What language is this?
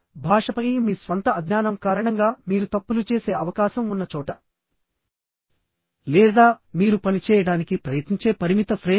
Telugu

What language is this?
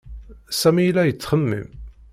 Kabyle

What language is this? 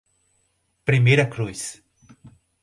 Portuguese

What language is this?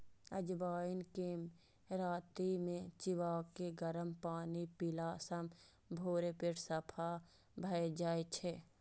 Maithili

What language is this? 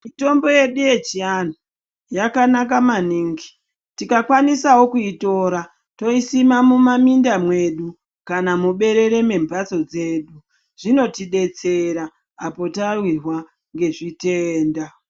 Ndau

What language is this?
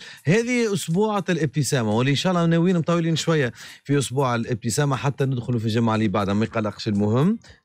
Arabic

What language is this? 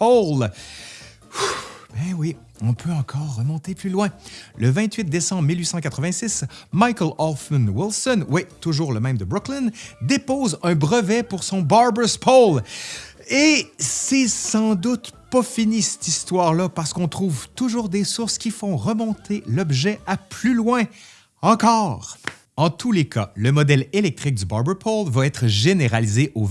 French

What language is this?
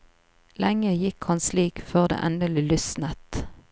Norwegian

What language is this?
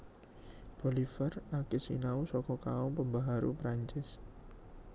Javanese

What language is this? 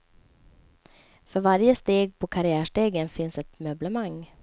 Swedish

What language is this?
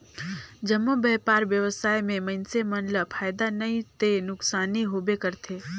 Chhattisgarhi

